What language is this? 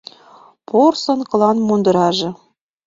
Mari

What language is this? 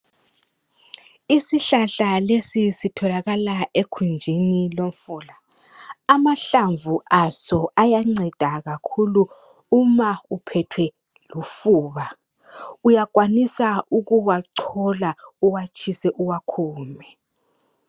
North Ndebele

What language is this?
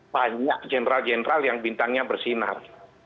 Indonesian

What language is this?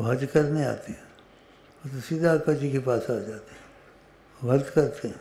Arabic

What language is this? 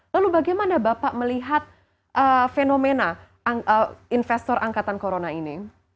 Indonesian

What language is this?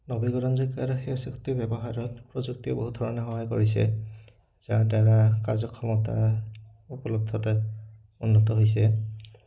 Assamese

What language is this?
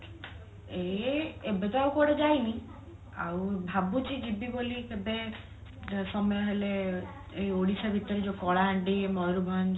Odia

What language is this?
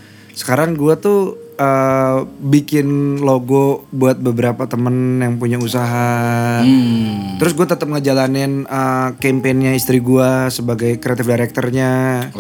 Indonesian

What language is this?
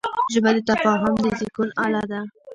Pashto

